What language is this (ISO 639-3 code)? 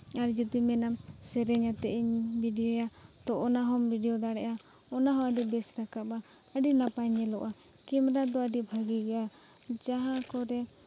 sat